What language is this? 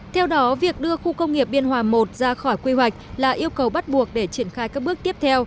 Vietnamese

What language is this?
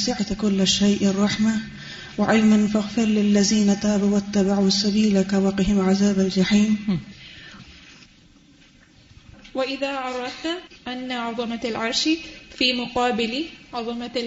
Urdu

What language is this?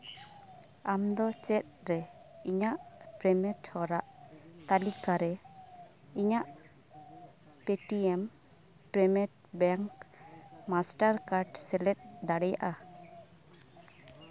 Santali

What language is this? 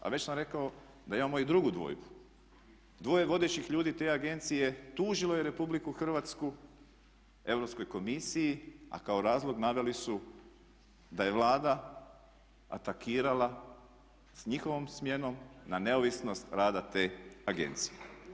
Croatian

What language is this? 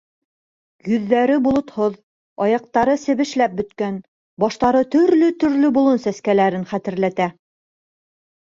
Bashkir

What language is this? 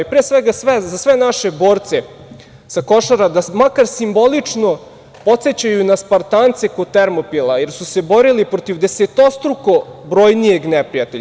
Serbian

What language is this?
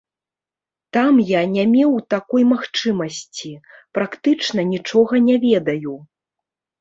Belarusian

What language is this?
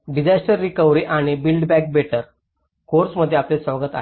Marathi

